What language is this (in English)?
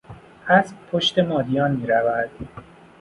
Persian